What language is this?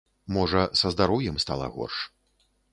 Belarusian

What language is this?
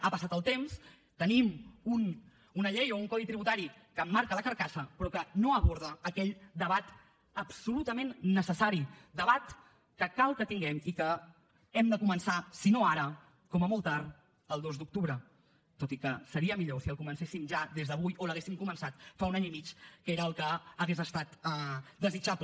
Catalan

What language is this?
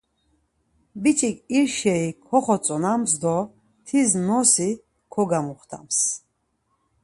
Laz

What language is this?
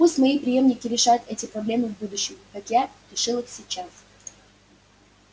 Russian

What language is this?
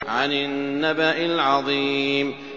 Arabic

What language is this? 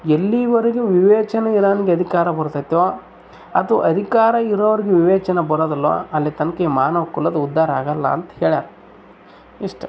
Kannada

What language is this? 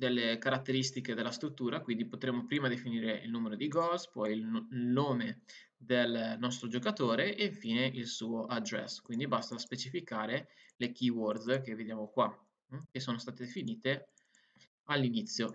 Italian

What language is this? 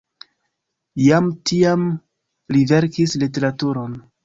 Esperanto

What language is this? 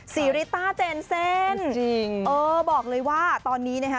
Thai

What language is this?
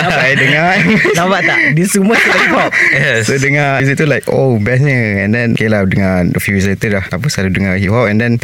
Malay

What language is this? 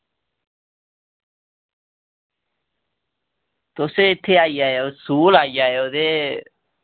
Dogri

